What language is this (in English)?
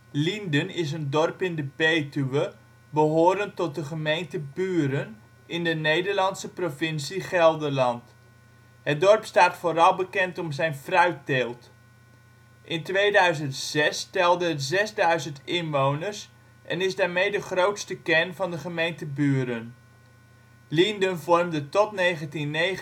Dutch